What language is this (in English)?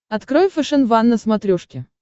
Russian